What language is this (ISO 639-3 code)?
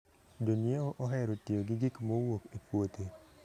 luo